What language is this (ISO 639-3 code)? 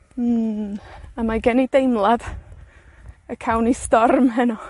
cym